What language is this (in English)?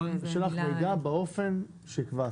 Hebrew